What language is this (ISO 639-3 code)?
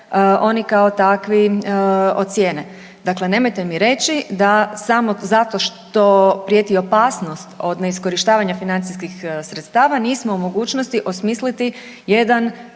hrv